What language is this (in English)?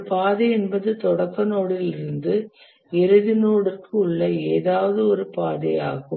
Tamil